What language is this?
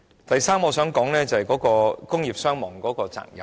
Cantonese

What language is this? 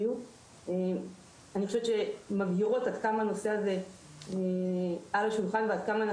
Hebrew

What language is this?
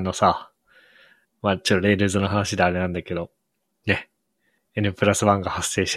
Japanese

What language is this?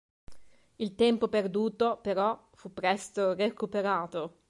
Italian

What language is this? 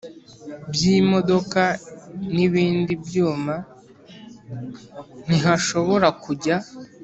Kinyarwanda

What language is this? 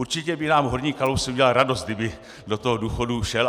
Czech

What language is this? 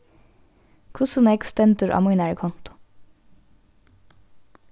Faroese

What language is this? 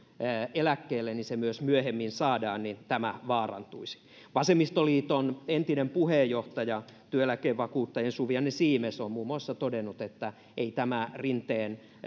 Finnish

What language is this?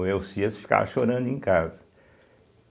Portuguese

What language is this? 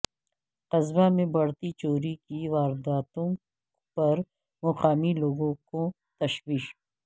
Urdu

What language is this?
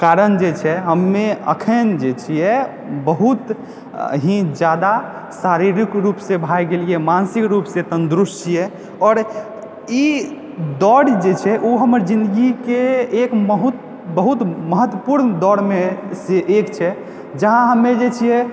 Maithili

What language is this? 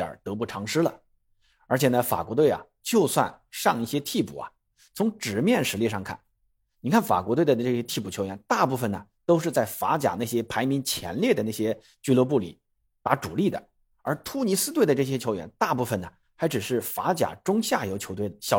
Chinese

